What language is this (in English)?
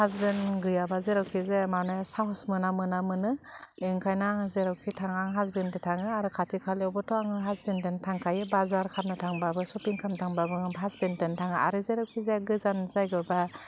Bodo